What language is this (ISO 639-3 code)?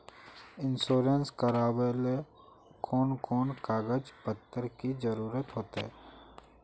mag